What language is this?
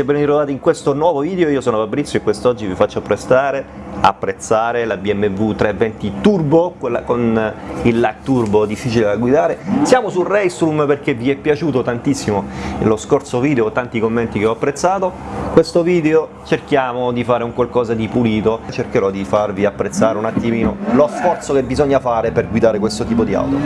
Italian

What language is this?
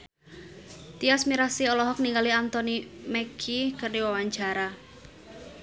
Sundanese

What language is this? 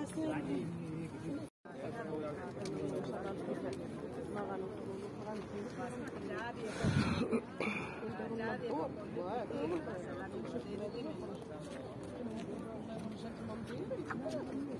Arabic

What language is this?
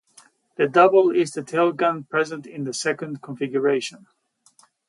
English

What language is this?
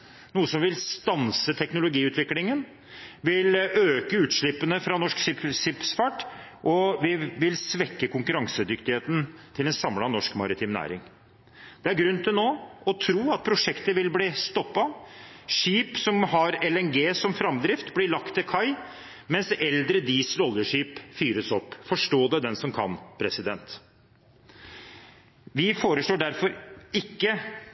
Norwegian Bokmål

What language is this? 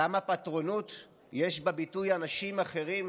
Hebrew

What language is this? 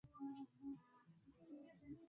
Swahili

